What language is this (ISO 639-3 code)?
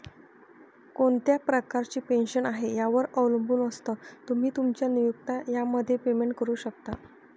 mar